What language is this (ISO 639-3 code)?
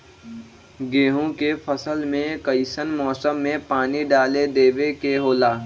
mag